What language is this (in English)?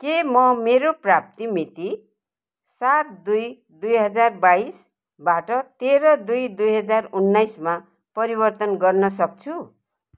Nepali